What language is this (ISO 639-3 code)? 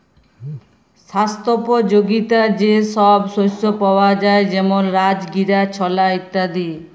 ben